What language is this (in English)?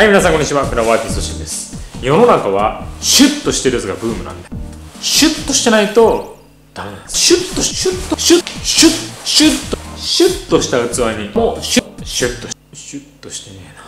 Japanese